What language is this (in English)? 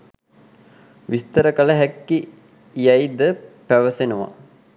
Sinhala